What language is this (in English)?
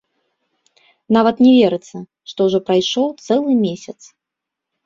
Belarusian